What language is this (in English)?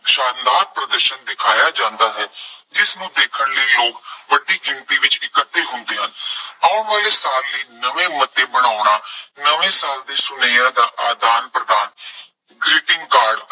Punjabi